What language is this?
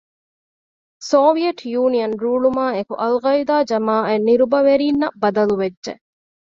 Divehi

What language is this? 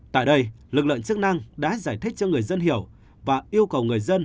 Vietnamese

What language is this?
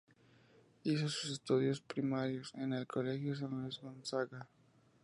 Spanish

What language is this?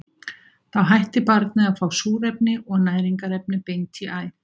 Icelandic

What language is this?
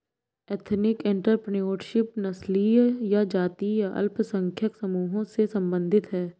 Hindi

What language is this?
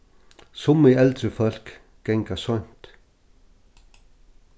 Faroese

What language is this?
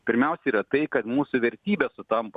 Lithuanian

